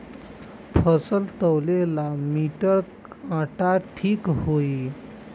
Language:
Bhojpuri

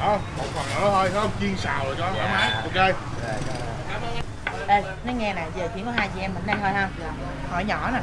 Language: Vietnamese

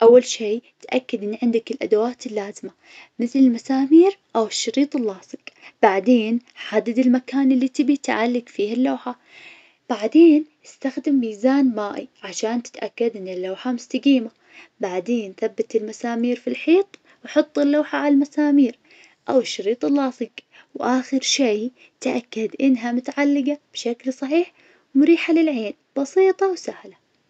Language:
Najdi Arabic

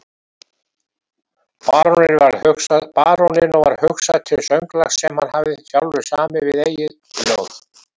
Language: Icelandic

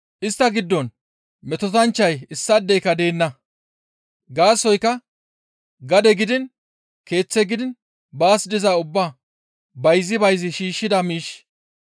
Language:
Gamo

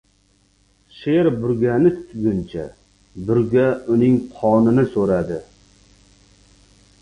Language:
Uzbek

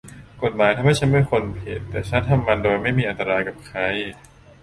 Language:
Thai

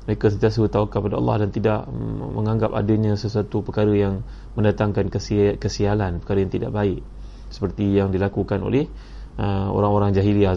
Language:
Malay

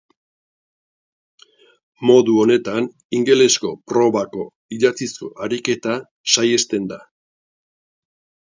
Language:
Basque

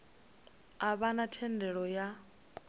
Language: Venda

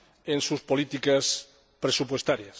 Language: Spanish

